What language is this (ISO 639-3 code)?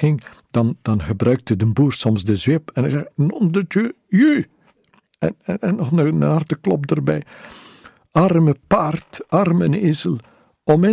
nld